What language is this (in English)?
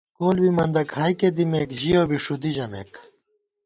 Gawar-Bati